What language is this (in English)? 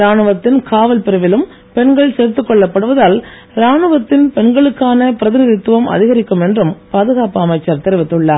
Tamil